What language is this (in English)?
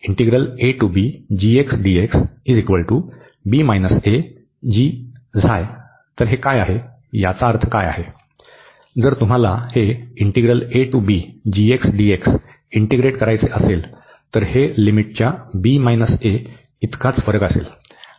Marathi